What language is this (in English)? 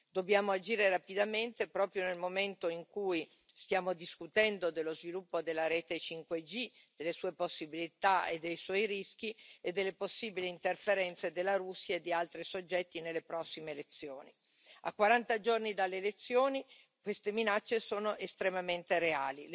Italian